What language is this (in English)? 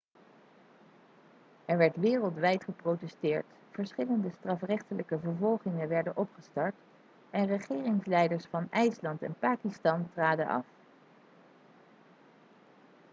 Dutch